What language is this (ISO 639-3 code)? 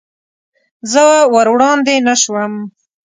pus